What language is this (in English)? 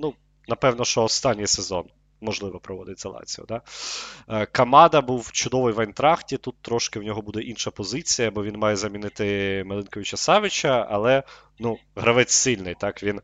Ukrainian